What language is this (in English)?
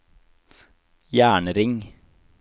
Norwegian